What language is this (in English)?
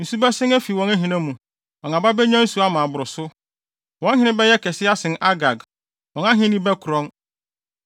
Akan